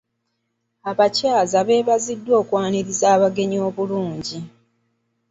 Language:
Ganda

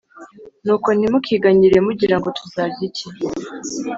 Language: Kinyarwanda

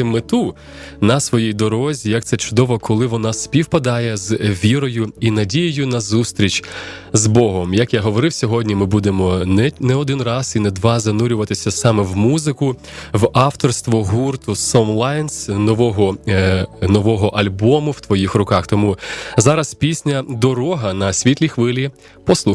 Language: Ukrainian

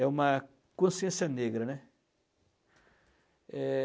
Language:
Portuguese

